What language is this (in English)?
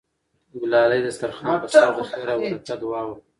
Pashto